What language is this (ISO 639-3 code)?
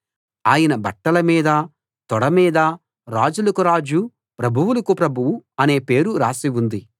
tel